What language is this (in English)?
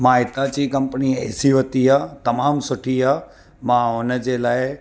Sindhi